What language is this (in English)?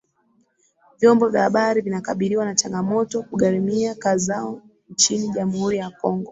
Swahili